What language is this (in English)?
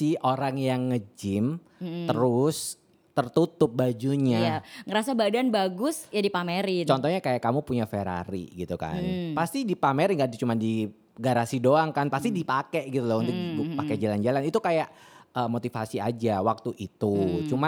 Indonesian